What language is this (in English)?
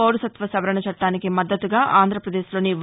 Telugu